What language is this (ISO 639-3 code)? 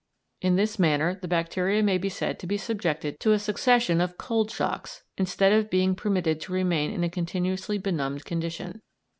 eng